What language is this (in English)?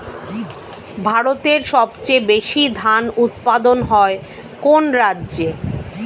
Bangla